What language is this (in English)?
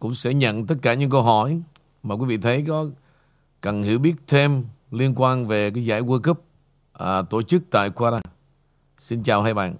Vietnamese